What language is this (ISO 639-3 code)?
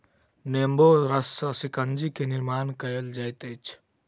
mai